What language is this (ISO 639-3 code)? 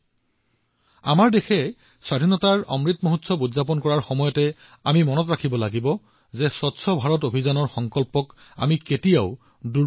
asm